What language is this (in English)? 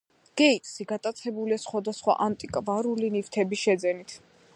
Georgian